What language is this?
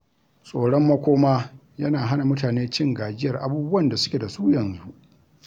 Hausa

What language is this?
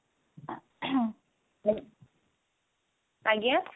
Odia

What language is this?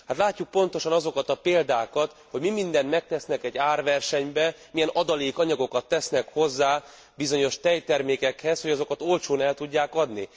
Hungarian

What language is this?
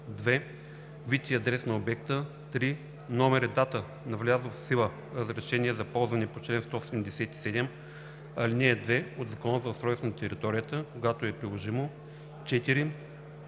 Bulgarian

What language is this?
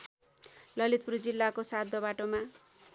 Nepali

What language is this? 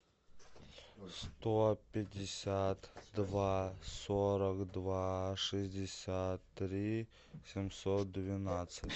Russian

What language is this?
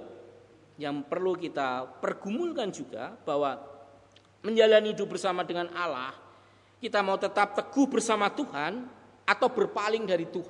Indonesian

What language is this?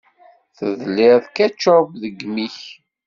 Kabyle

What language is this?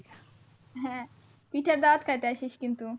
Bangla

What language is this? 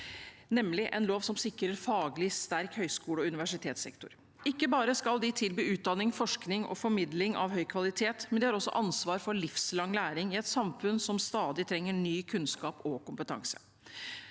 Norwegian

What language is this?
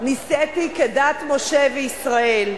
Hebrew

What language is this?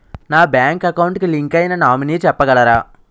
Telugu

